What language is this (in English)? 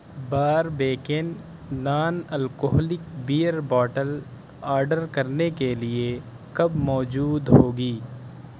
Urdu